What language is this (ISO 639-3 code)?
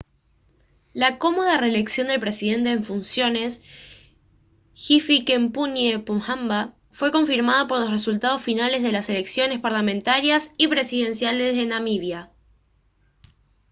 spa